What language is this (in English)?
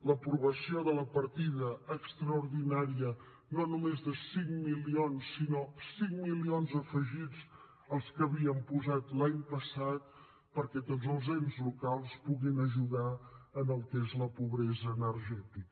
Catalan